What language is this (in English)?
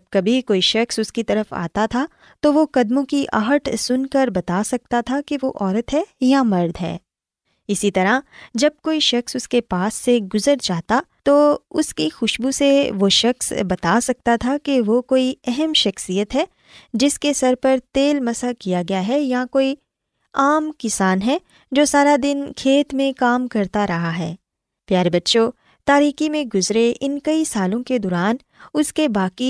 Urdu